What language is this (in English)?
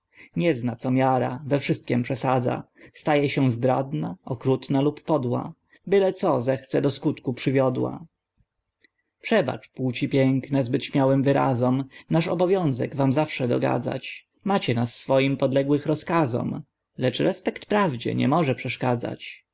Polish